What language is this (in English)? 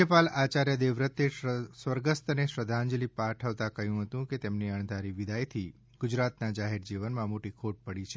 Gujarati